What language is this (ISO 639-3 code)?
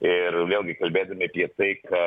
lit